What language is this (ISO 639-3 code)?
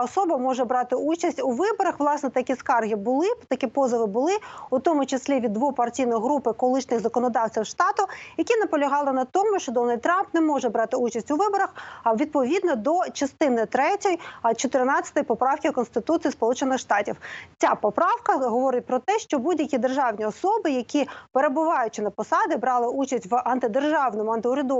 ukr